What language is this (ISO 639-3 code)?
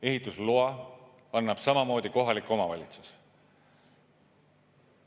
est